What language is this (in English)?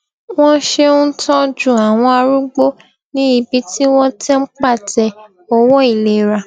Yoruba